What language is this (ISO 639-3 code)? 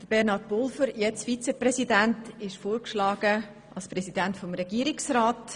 gsw